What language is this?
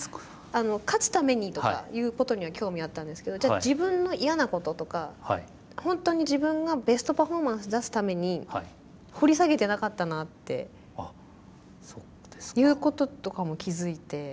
Japanese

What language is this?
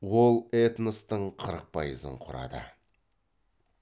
Kazakh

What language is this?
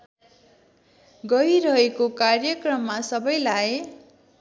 Nepali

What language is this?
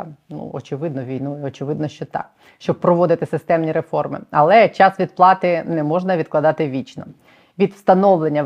Ukrainian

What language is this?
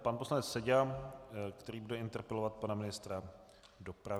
Czech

